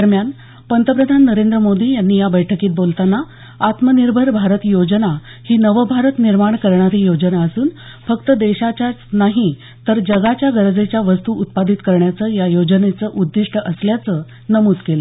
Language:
Marathi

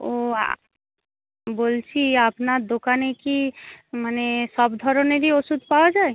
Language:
Bangla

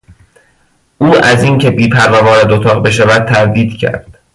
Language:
Persian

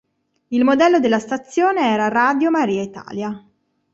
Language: Italian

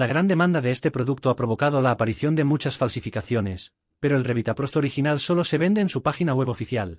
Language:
Spanish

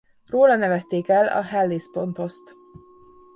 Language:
Hungarian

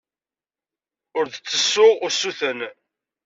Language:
Kabyle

